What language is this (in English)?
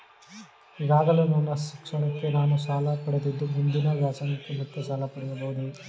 Kannada